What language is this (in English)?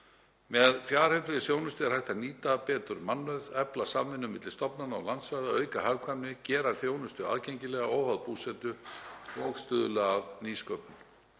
Icelandic